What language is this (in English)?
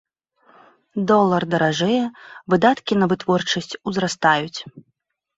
Belarusian